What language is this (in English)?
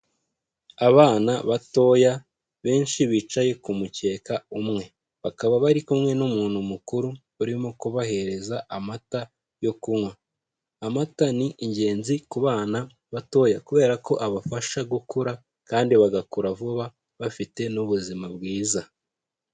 Kinyarwanda